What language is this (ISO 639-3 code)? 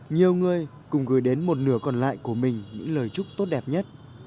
vie